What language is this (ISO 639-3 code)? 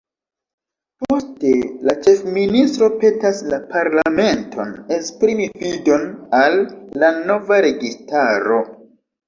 epo